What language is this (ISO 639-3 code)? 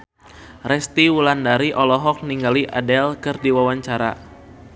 sun